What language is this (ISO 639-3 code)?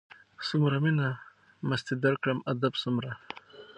pus